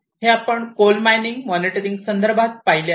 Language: Marathi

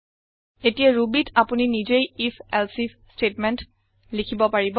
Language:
Assamese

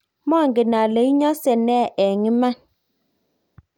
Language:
Kalenjin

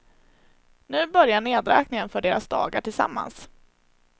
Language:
Swedish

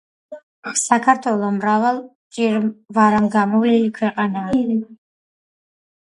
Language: Georgian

